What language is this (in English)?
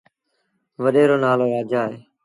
Sindhi Bhil